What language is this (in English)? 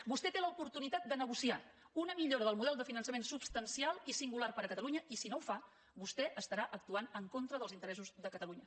Catalan